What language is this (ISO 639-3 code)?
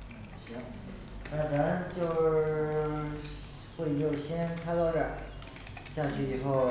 zho